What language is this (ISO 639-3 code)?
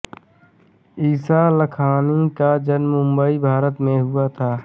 hin